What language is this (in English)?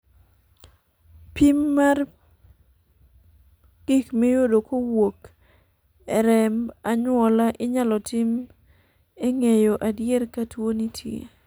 Luo (Kenya and Tanzania)